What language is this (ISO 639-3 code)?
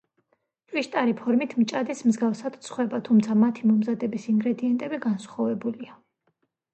kat